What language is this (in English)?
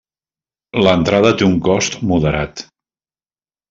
Catalan